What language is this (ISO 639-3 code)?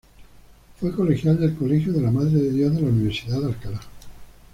spa